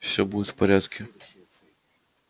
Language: Russian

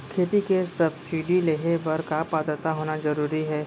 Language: Chhattisgarhi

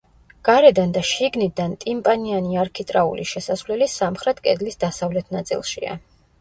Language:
Georgian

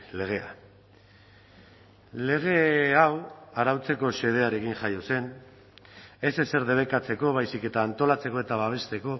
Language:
Basque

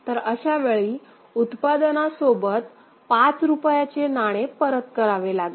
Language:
Marathi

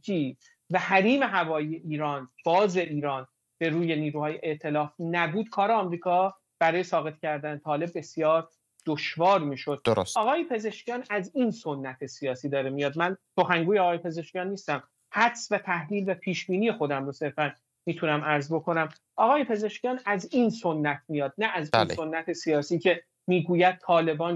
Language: Persian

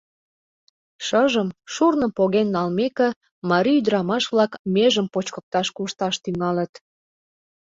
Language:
Mari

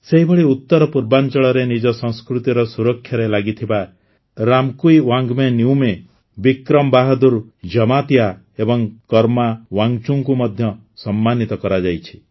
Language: Odia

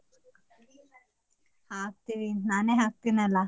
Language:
Kannada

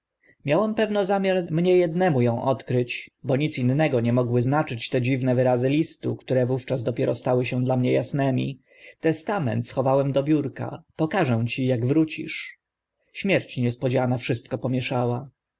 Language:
Polish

